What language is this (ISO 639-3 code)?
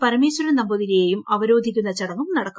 mal